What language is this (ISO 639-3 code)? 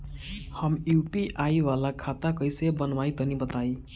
bho